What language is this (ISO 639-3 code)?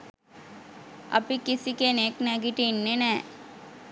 sin